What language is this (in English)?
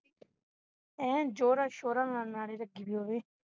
Punjabi